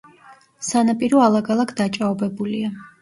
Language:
Georgian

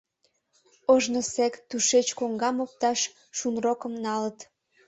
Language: Mari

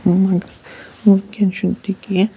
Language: Kashmiri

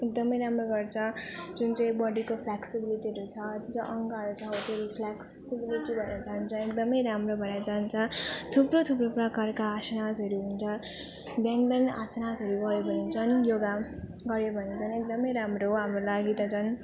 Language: Nepali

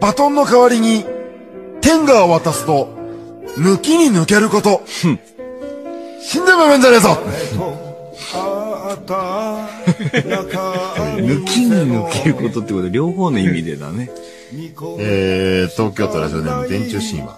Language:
Japanese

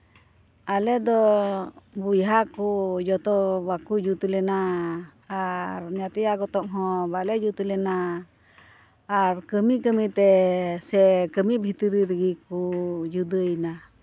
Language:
Santali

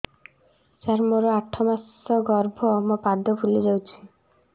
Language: Odia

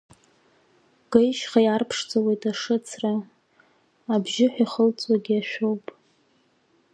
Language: Abkhazian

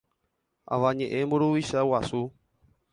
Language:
Guarani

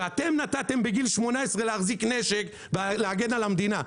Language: Hebrew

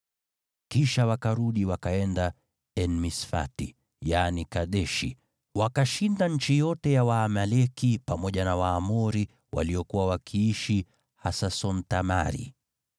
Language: Swahili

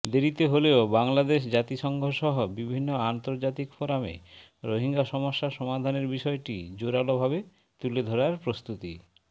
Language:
Bangla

